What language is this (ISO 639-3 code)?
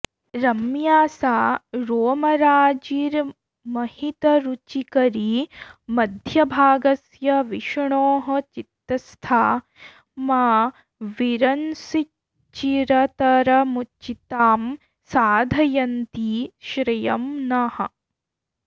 san